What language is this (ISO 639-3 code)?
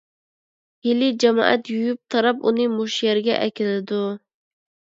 uig